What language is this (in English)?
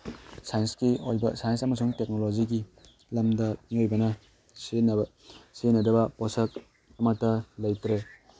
Manipuri